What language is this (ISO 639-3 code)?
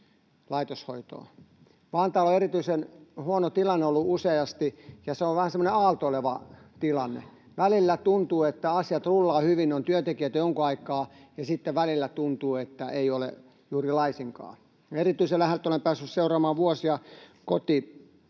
fin